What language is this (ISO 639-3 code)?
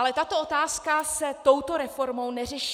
ces